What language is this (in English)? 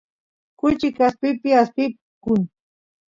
Santiago del Estero Quichua